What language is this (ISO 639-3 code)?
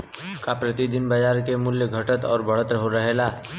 bho